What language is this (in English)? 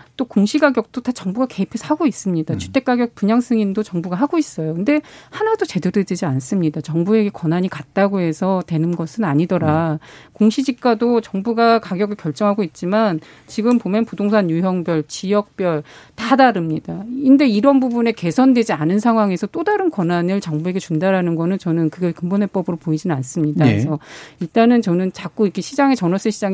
Korean